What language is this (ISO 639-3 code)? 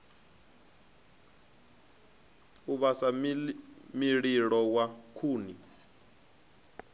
ven